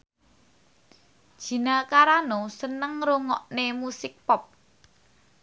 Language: Javanese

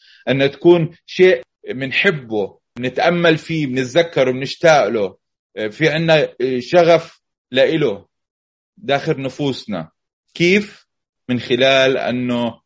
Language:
Arabic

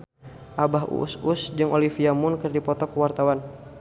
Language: Sundanese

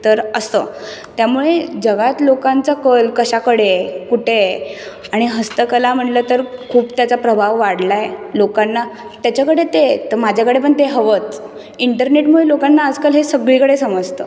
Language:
Marathi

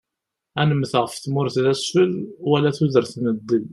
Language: Kabyle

